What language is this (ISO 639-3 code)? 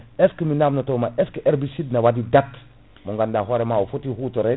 ful